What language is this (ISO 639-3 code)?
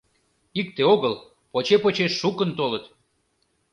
chm